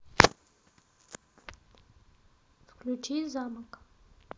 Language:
Russian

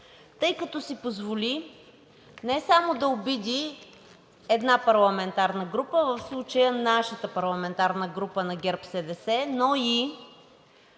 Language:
Bulgarian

